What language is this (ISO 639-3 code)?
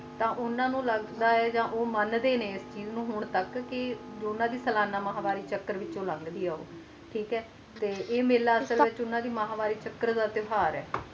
pan